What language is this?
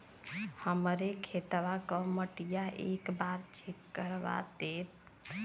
Bhojpuri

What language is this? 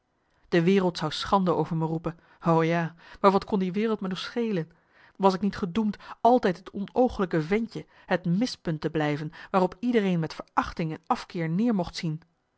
Dutch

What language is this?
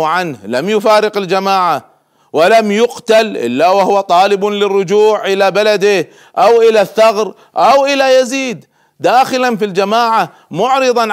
Arabic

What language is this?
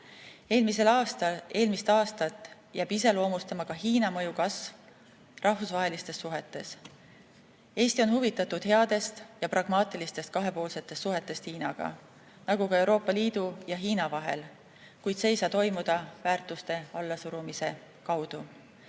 Estonian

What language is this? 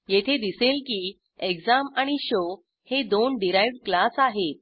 Marathi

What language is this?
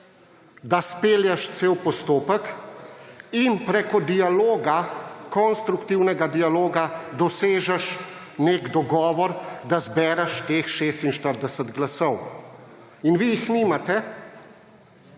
Slovenian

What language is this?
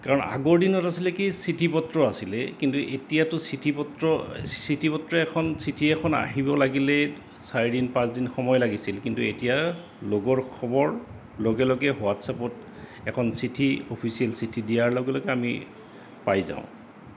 Assamese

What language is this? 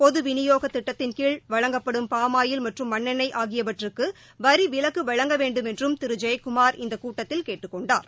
Tamil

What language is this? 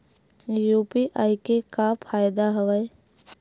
Chhattisgarhi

